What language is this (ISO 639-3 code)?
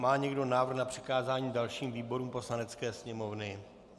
ces